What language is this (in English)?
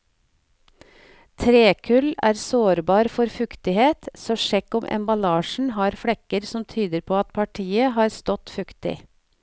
Norwegian